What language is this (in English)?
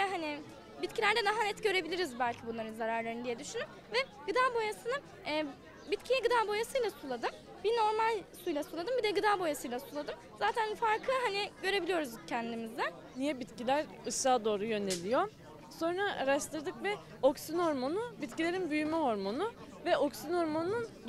Turkish